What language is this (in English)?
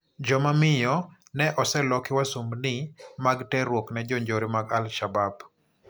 Luo (Kenya and Tanzania)